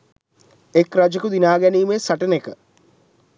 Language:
Sinhala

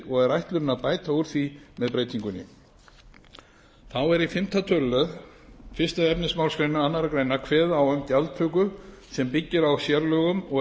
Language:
Icelandic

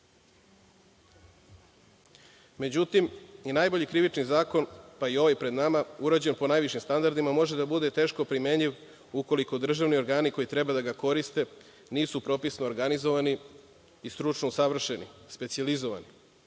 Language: Serbian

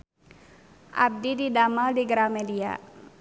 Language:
Sundanese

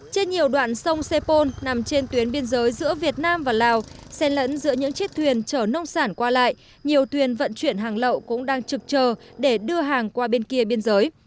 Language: Vietnamese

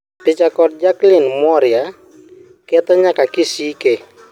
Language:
Luo (Kenya and Tanzania)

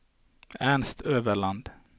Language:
Norwegian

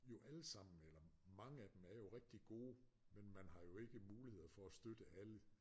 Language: Danish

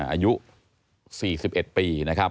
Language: Thai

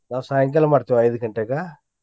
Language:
Kannada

